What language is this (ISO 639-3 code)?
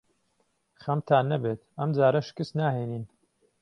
ckb